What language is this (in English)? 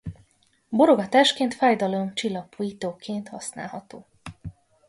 Hungarian